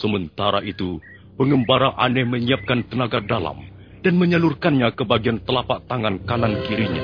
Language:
Indonesian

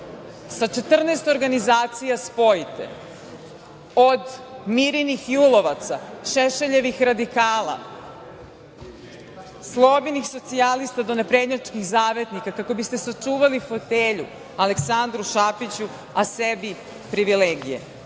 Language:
Serbian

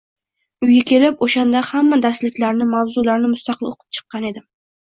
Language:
Uzbek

